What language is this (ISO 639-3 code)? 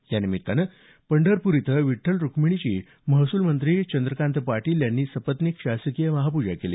mar